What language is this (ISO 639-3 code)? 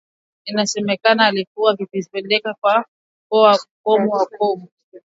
swa